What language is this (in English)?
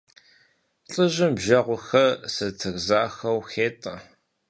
Kabardian